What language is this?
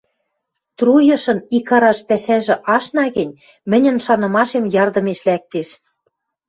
Western Mari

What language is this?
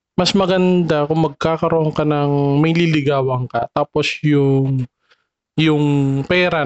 Filipino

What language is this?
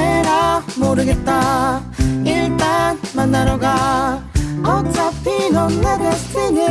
Korean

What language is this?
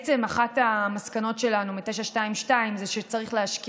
Hebrew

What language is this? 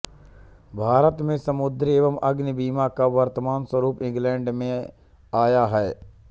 Hindi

